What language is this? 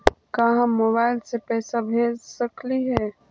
Magahi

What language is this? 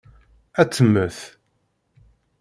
Kabyle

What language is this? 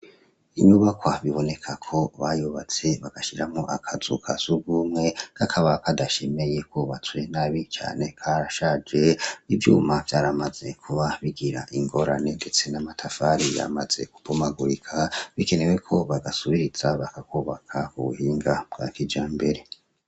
Rundi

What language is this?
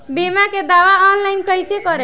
Bhojpuri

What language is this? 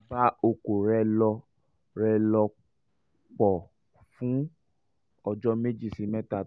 Yoruba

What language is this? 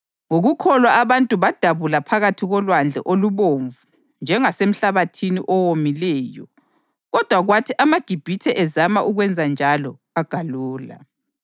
North Ndebele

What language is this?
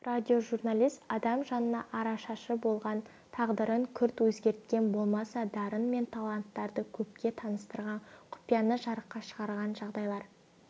Kazakh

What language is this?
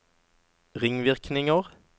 Norwegian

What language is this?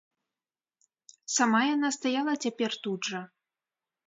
Belarusian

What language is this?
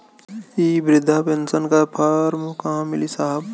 Bhojpuri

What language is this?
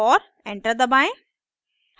Hindi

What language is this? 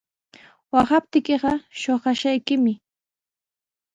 Sihuas Ancash Quechua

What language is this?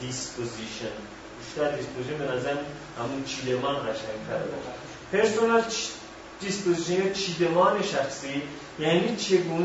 Persian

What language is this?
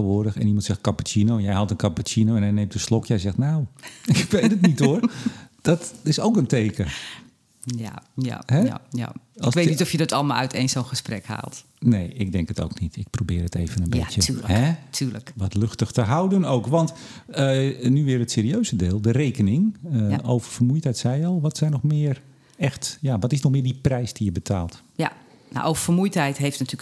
Dutch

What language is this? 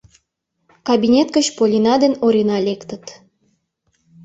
Mari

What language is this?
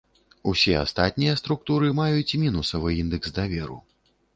Belarusian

